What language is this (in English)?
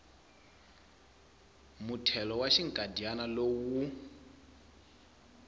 Tsonga